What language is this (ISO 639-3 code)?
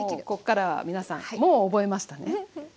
jpn